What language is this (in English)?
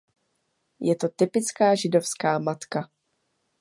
Czech